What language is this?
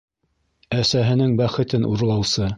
Bashkir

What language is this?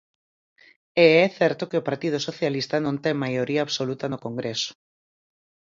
Galician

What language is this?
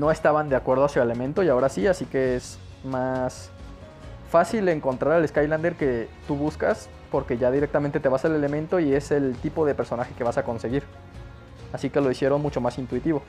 Spanish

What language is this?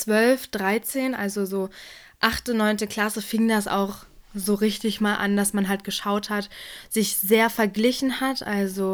German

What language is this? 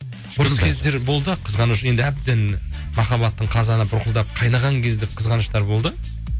Kazakh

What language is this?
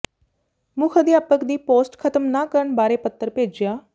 Punjabi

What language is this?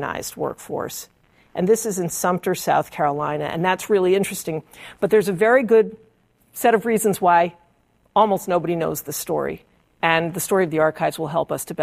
English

